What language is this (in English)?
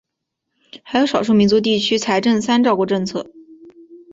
Chinese